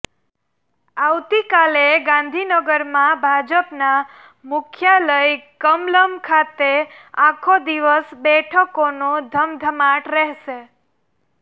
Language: Gujarati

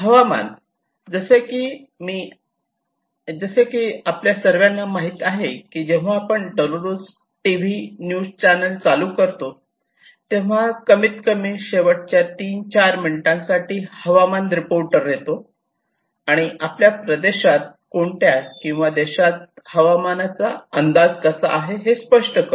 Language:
Marathi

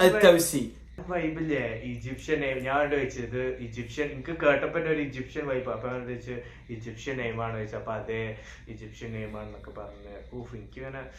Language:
Malayalam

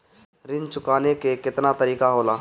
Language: Bhojpuri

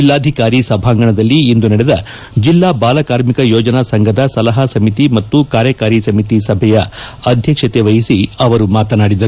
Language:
Kannada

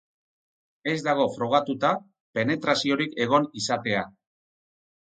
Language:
Basque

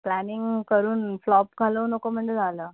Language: Marathi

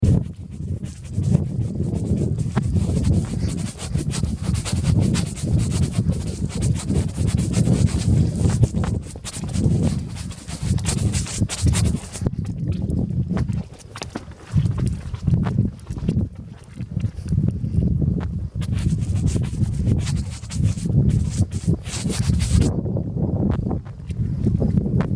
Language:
English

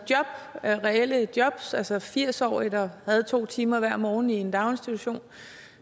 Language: Danish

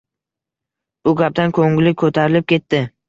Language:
Uzbek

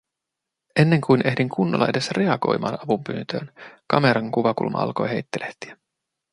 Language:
Finnish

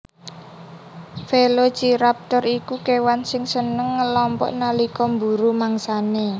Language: Javanese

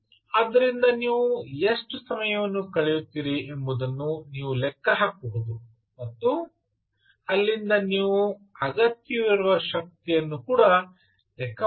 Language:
Kannada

